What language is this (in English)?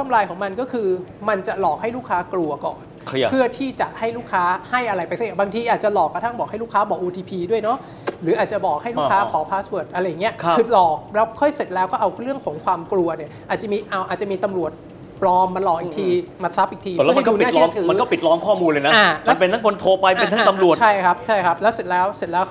Thai